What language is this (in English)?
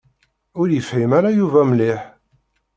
Kabyle